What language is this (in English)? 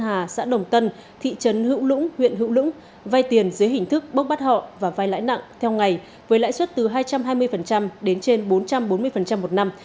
Vietnamese